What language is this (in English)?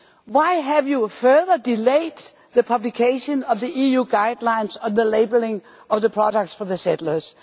English